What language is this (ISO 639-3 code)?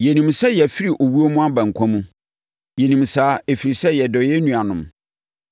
aka